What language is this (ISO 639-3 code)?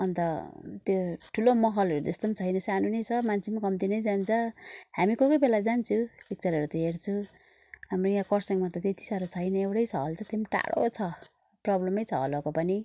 nep